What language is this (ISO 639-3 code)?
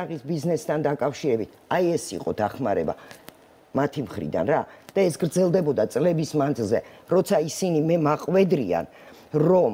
ron